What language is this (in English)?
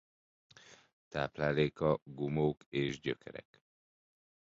Hungarian